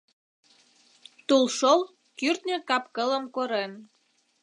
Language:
Mari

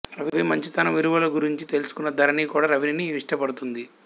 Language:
Telugu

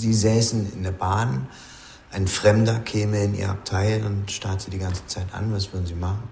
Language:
Danish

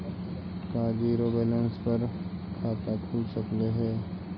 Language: Magahi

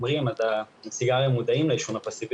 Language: Hebrew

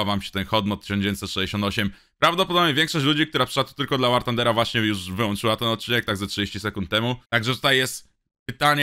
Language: Polish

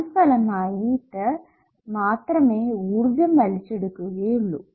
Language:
Malayalam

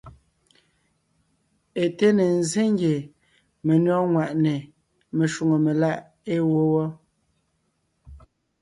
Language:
Ngiemboon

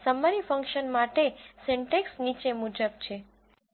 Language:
Gujarati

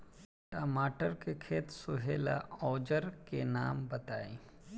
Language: Bhojpuri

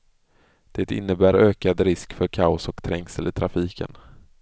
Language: Swedish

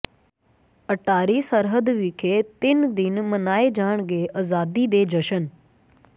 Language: Punjabi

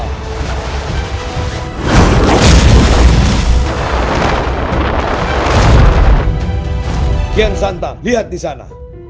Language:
Indonesian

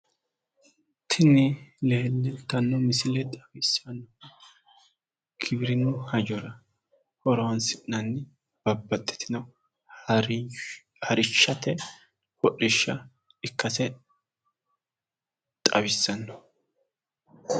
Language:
Sidamo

